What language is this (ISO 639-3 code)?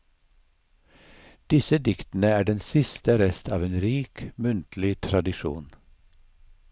nor